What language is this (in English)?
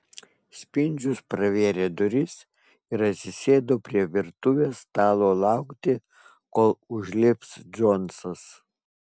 Lithuanian